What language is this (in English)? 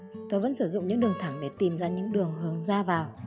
Vietnamese